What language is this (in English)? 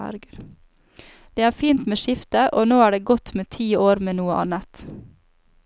Norwegian